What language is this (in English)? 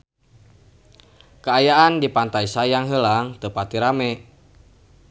Sundanese